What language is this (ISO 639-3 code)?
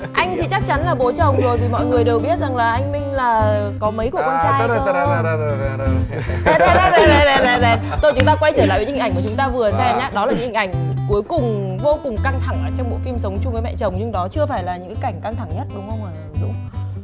vie